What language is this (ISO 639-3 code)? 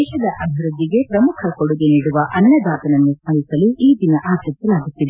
kan